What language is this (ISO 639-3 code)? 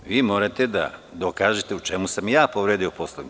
srp